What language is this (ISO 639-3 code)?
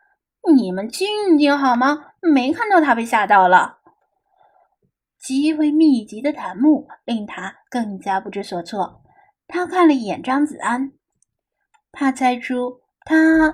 zho